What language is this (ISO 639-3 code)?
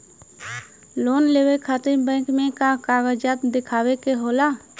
bho